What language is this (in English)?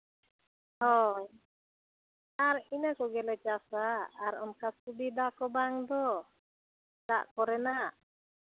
Santali